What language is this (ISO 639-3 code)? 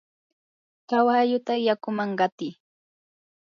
qur